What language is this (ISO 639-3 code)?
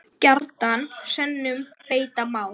isl